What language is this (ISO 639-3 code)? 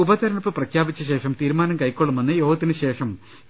mal